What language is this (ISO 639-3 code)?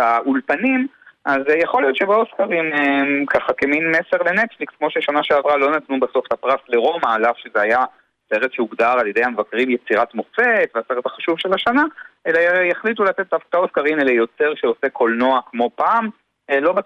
heb